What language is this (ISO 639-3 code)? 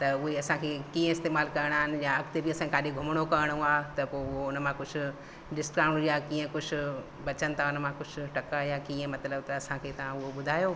snd